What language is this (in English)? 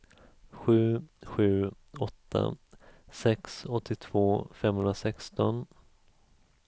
Swedish